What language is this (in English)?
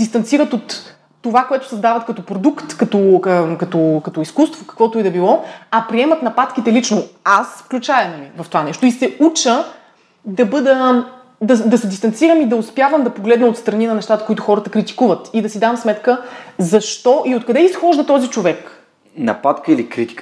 Bulgarian